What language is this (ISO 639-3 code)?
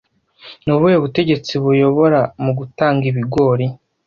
kin